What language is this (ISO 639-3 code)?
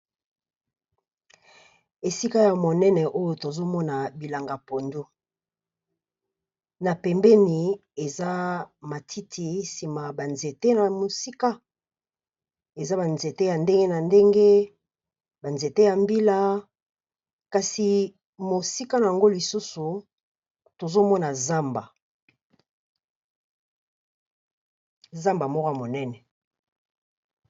lin